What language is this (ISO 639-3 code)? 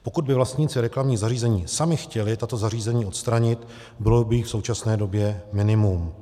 ces